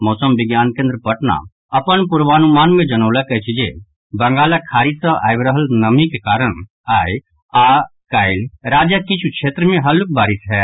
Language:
Maithili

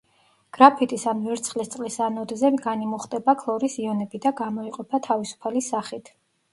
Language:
Georgian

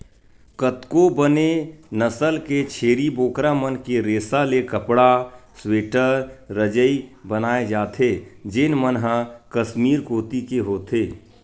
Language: Chhattisgarhi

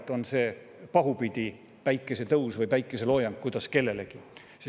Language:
Estonian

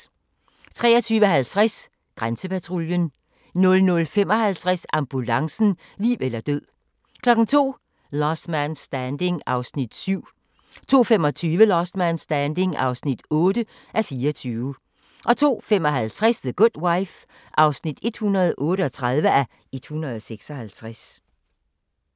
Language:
Danish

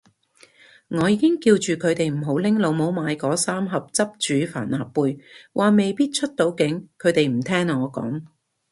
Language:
Cantonese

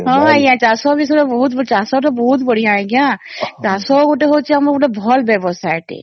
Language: Odia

